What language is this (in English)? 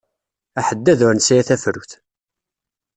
Kabyle